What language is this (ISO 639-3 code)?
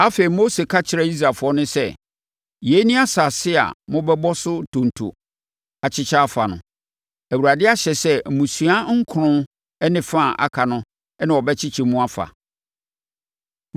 aka